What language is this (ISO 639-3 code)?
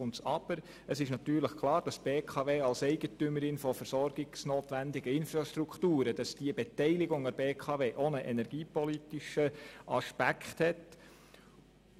gsw